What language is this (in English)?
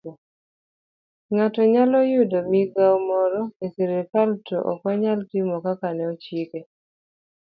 Luo (Kenya and Tanzania)